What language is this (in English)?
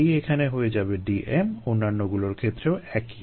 Bangla